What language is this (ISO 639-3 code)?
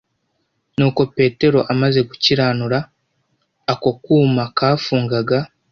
kin